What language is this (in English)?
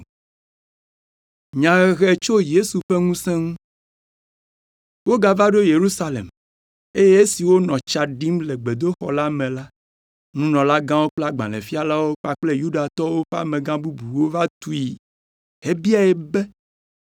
Ewe